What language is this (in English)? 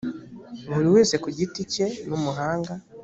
Kinyarwanda